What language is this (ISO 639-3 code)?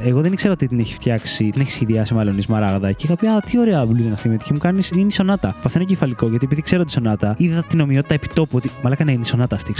ell